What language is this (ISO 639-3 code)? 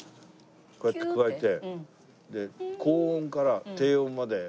jpn